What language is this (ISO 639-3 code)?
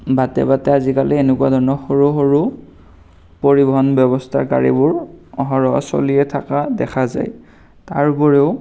asm